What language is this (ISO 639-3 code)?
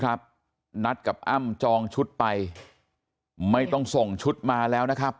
tha